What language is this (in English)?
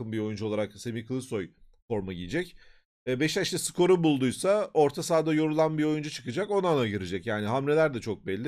Turkish